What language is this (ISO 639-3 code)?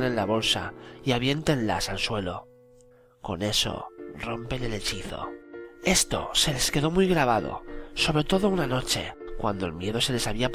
spa